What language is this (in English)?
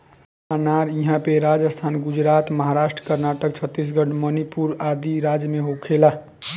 Bhojpuri